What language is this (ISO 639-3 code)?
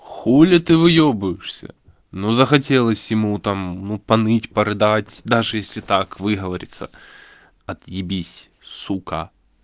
rus